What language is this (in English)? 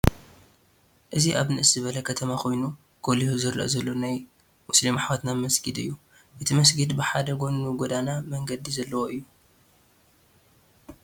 Tigrinya